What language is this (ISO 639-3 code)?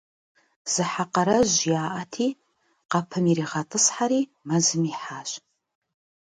kbd